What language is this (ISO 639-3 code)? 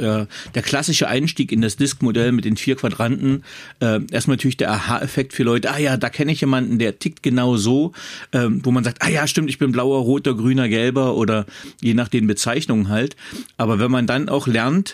deu